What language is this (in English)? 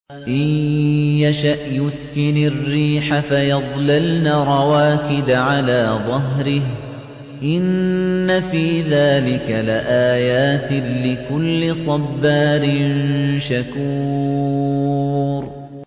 Arabic